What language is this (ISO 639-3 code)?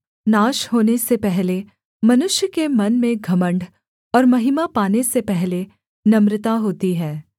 hin